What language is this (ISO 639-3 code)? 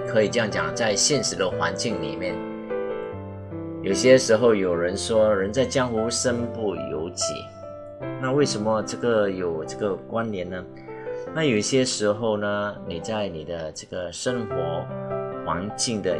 zho